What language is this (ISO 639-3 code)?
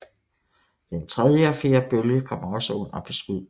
dan